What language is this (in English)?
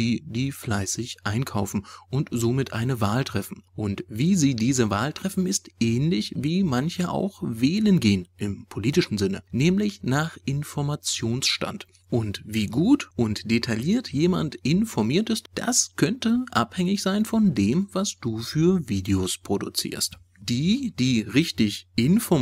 German